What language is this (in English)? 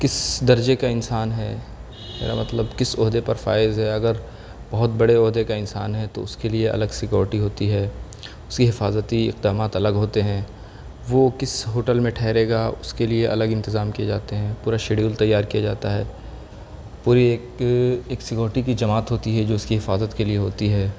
Urdu